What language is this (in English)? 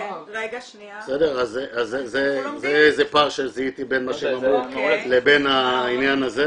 Hebrew